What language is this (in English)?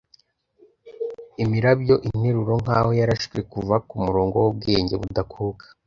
Kinyarwanda